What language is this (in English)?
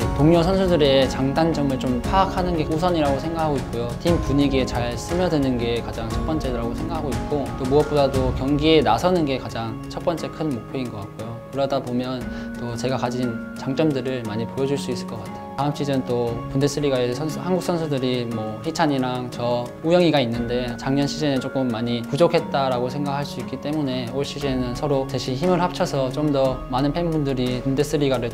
Korean